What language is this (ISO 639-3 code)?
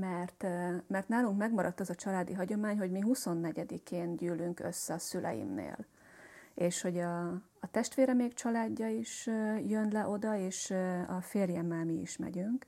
hun